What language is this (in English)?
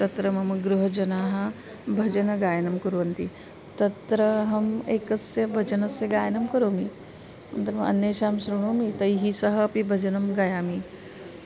Sanskrit